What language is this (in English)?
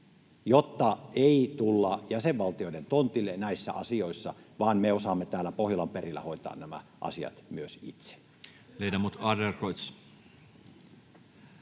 Finnish